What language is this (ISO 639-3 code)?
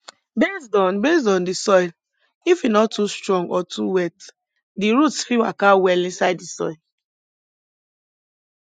pcm